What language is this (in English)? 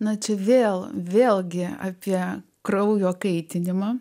Lithuanian